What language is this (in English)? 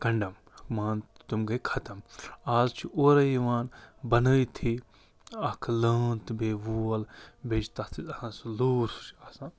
Kashmiri